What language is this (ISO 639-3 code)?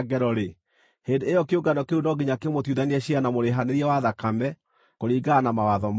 kik